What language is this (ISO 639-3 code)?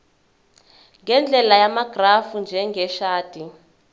zul